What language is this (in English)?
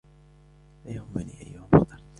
Arabic